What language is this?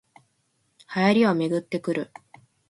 Japanese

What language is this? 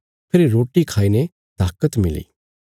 Bilaspuri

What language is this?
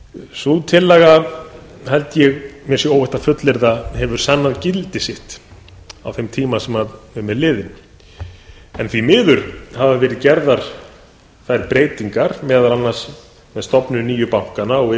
Icelandic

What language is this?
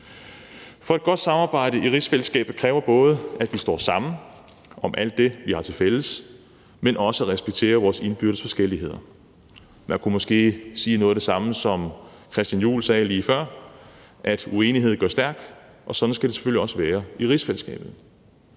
Danish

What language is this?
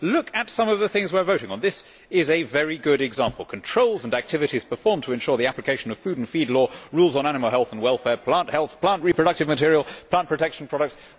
English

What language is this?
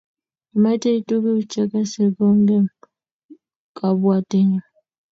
Kalenjin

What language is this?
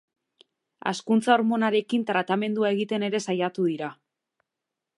Basque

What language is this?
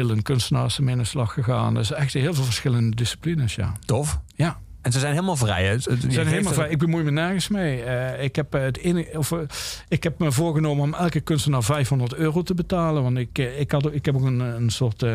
Dutch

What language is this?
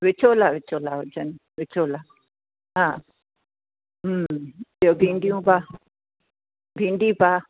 Sindhi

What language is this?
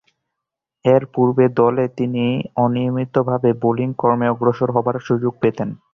Bangla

